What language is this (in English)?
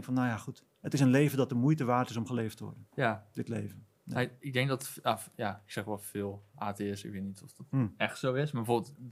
Dutch